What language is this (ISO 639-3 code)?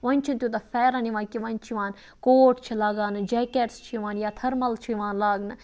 kas